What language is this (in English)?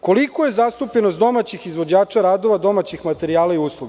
Serbian